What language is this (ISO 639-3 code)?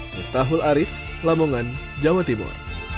ind